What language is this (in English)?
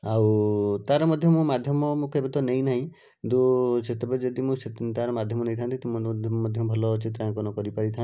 Odia